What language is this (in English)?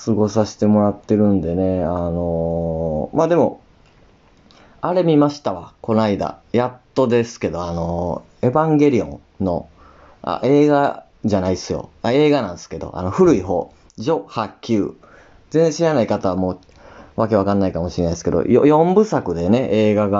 Japanese